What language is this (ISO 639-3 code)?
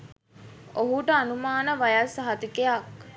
sin